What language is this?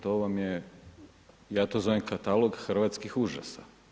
Croatian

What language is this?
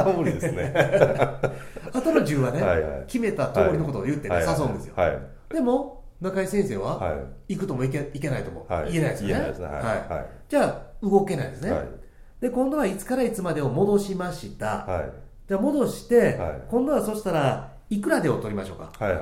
Japanese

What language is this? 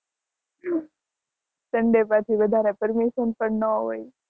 Gujarati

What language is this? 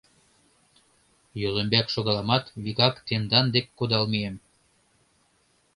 Mari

